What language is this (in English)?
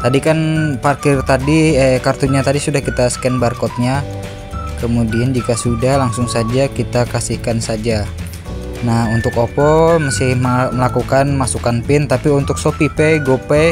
Indonesian